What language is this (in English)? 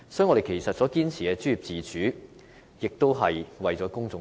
Cantonese